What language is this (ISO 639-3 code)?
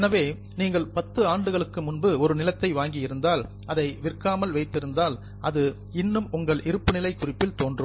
tam